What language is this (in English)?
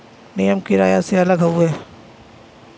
Bhojpuri